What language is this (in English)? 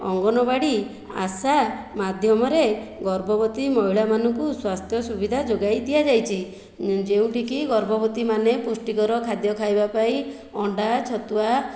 Odia